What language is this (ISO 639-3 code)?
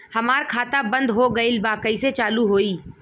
bho